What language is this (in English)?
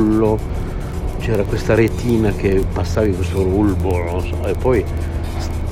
Italian